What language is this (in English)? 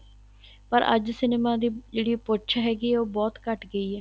Punjabi